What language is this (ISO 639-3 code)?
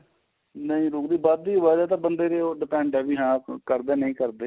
pan